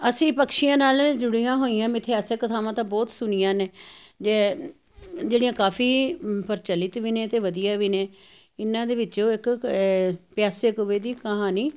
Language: Punjabi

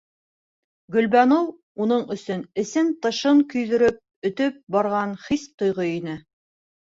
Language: Bashkir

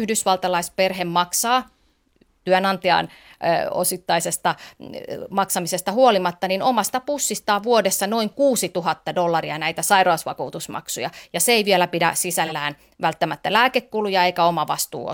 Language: Finnish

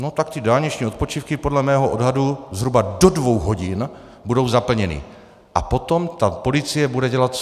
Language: Czech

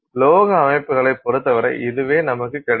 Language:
Tamil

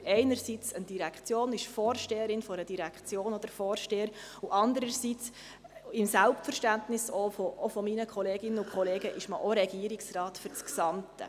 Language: Swiss German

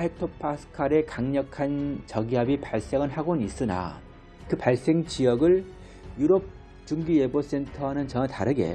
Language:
Korean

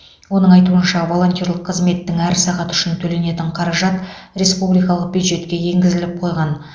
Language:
Kazakh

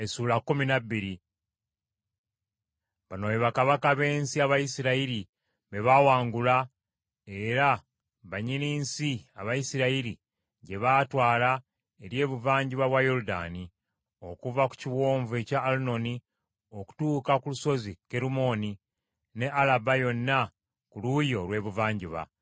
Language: Ganda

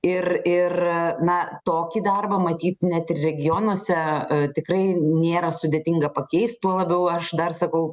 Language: Lithuanian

